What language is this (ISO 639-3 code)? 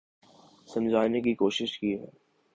urd